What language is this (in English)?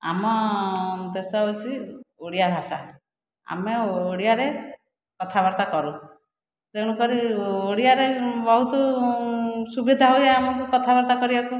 Odia